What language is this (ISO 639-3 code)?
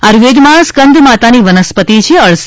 guj